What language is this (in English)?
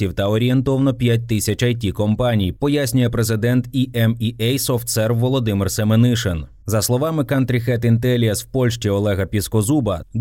Ukrainian